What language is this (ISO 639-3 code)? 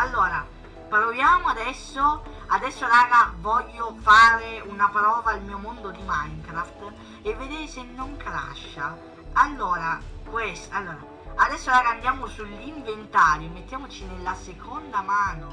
ita